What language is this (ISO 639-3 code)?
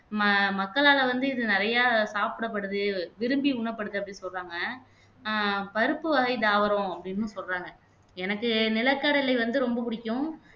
tam